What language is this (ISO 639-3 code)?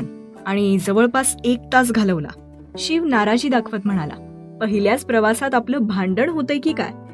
mar